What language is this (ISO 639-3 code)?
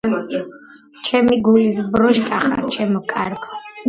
kat